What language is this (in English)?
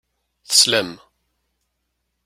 Kabyle